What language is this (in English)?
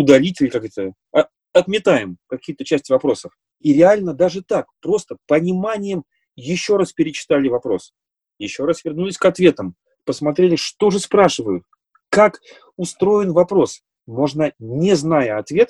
Russian